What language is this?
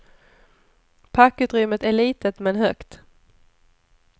Swedish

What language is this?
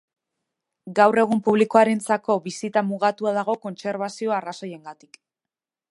Basque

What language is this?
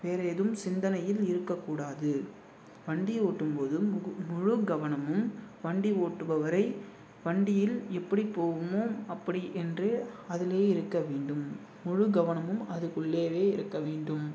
Tamil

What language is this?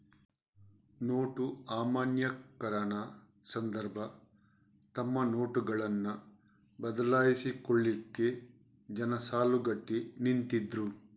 Kannada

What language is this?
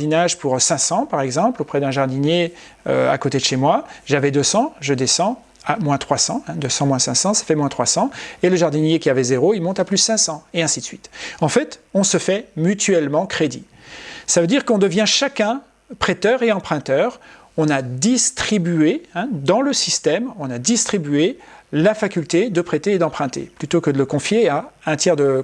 French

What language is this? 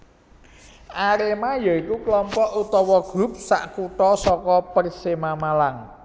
Javanese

